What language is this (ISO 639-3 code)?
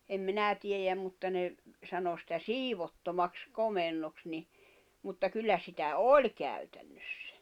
fin